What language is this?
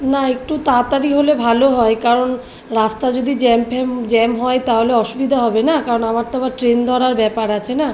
Bangla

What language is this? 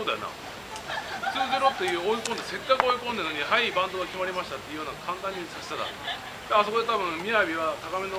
Japanese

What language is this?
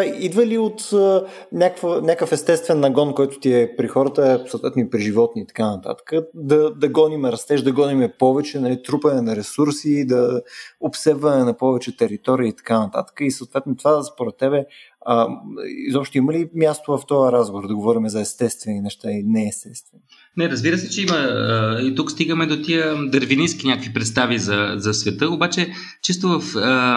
Bulgarian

